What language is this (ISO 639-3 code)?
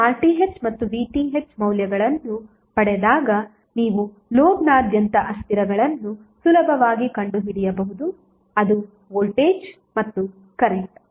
kan